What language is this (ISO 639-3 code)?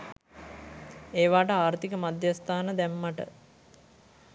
sin